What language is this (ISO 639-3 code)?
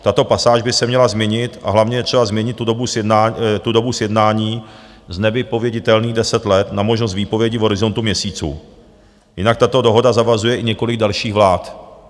ces